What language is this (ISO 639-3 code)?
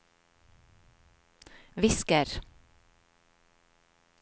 nor